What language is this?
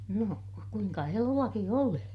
Finnish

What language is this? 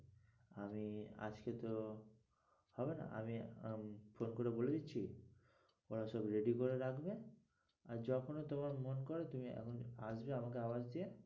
Bangla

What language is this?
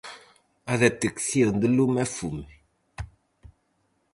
Galician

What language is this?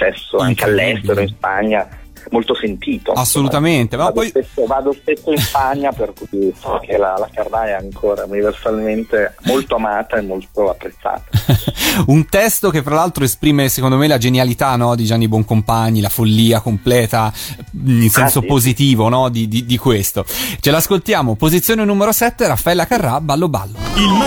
Italian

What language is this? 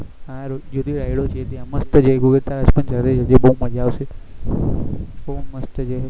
Gujarati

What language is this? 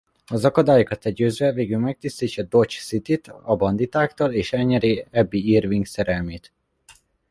Hungarian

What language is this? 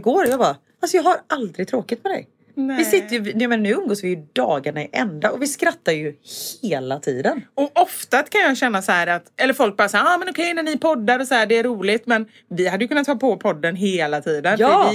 Swedish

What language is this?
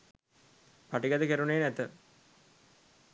Sinhala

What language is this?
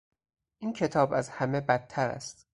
Persian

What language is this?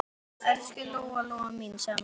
Icelandic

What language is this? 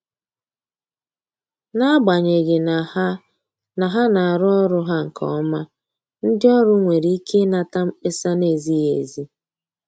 Igbo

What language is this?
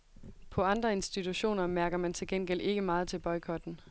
Danish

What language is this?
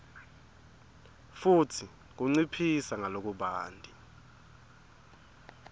Swati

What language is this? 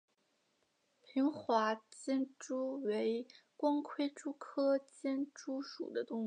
Chinese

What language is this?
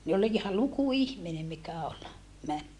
Finnish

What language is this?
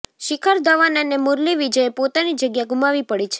Gujarati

